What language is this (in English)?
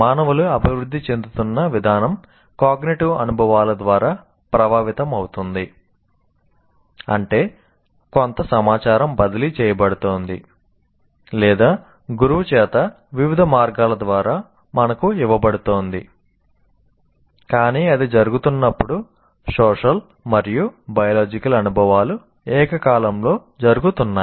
Telugu